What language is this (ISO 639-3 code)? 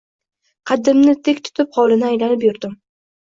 uzb